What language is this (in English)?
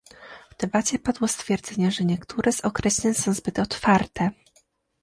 Polish